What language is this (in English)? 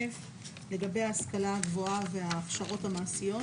Hebrew